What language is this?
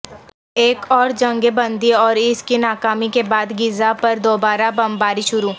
Urdu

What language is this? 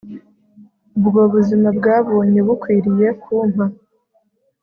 Kinyarwanda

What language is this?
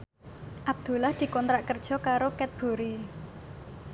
Javanese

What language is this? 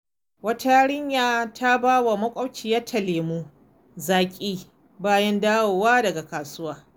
Hausa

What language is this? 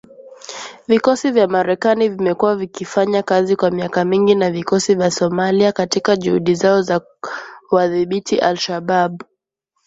Swahili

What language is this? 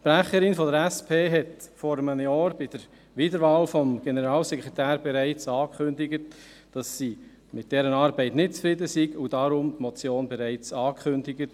Swiss German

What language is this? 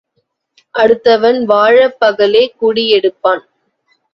Tamil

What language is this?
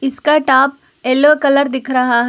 Hindi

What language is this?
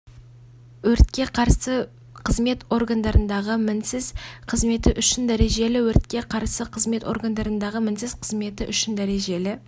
Kazakh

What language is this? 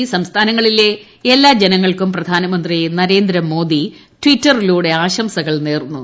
Malayalam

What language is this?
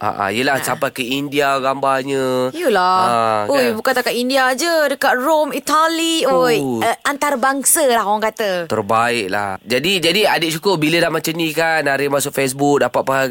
Malay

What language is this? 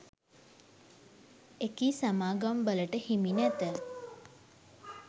Sinhala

